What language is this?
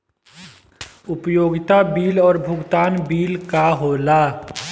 Bhojpuri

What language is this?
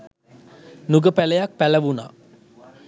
Sinhala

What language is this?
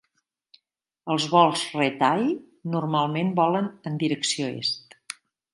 Catalan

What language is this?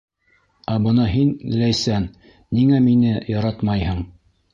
Bashkir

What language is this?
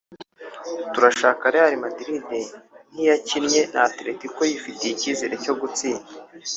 Kinyarwanda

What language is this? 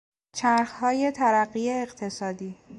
Persian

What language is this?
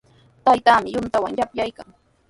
Sihuas Ancash Quechua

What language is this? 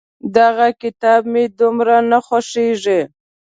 Pashto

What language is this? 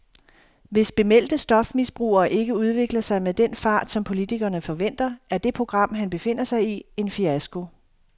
Danish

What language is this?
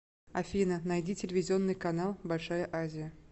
Russian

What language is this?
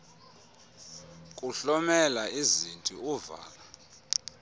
Xhosa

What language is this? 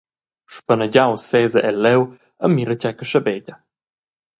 Romansh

